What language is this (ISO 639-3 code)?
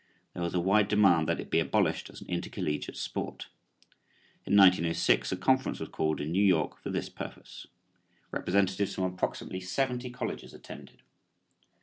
eng